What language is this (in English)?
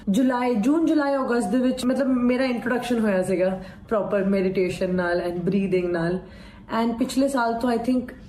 Punjabi